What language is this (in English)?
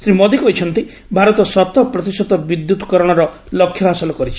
Odia